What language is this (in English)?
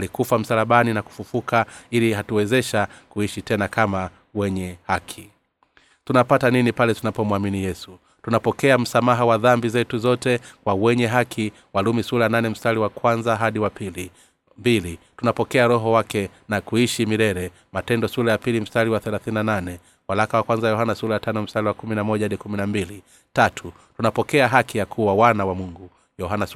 Swahili